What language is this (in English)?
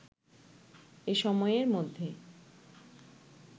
Bangla